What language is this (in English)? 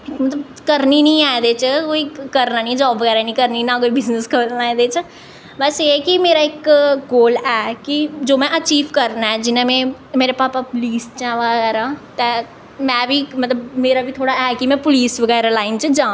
Dogri